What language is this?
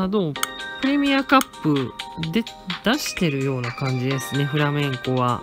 Japanese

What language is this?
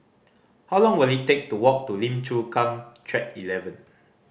English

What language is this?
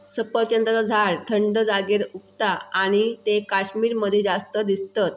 Marathi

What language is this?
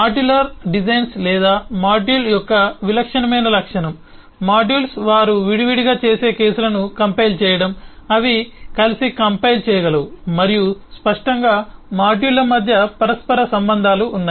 Telugu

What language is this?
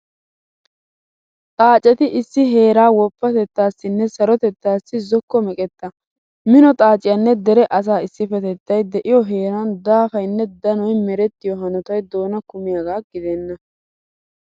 Wolaytta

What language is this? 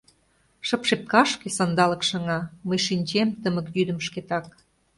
Mari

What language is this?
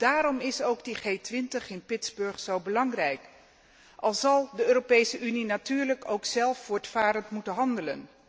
Dutch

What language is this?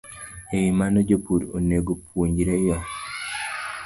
Luo (Kenya and Tanzania)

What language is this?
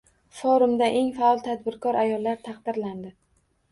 Uzbek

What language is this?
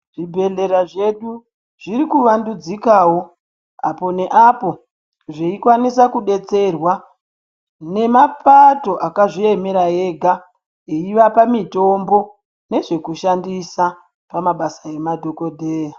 Ndau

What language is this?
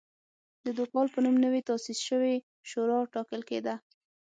Pashto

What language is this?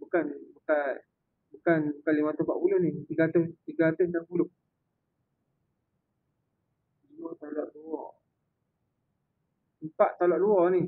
Malay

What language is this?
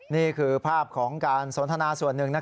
Thai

